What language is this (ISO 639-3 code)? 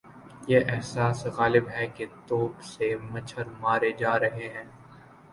urd